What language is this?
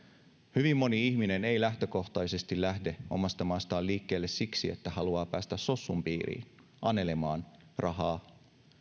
Finnish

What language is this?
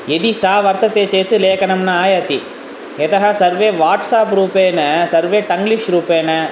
Sanskrit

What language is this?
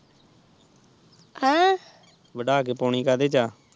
Punjabi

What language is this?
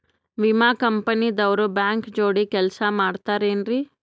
Kannada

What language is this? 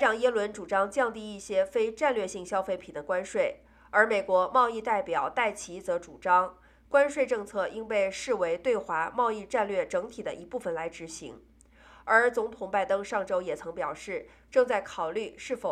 Chinese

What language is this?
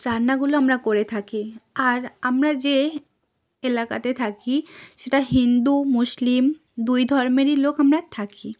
Bangla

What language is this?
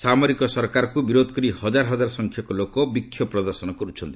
Odia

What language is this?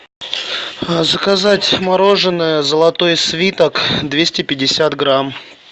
Russian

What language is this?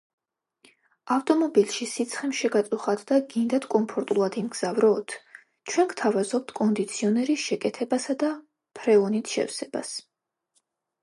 Georgian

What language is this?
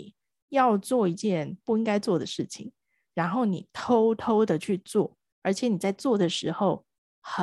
Chinese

